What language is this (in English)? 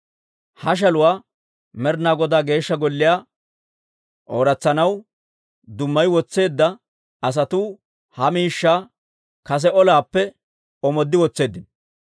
Dawro